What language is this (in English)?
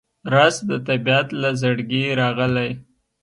Pashto